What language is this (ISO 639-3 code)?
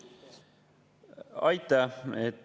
est